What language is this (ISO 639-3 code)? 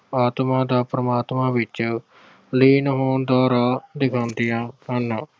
pan